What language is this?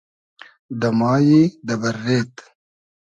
Hazaragi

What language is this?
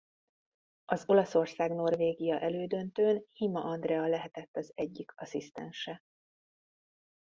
Hungarian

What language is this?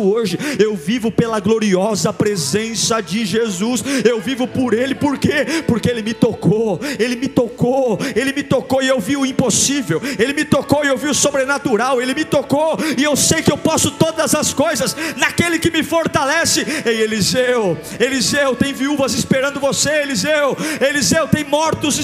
Portuguese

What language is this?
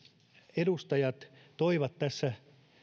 Finnish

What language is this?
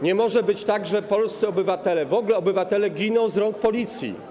Polish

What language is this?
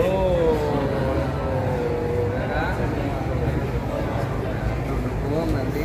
Indonesian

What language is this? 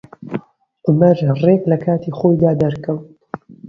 Central Kurdish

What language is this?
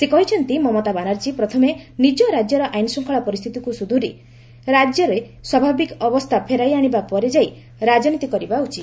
Odia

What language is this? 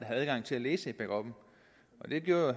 Danish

